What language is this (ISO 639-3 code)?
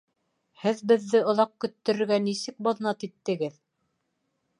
bak